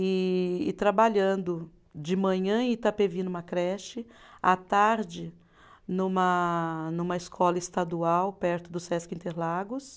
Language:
Portuguese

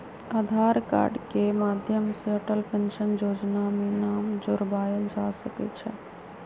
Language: Magahi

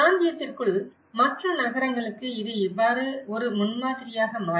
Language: Tamil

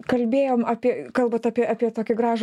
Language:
Lithuanian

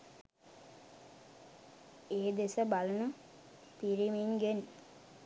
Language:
Sinhala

